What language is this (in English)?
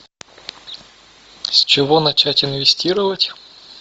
Russian